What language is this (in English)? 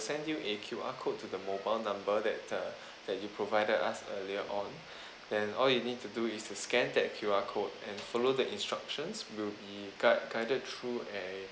English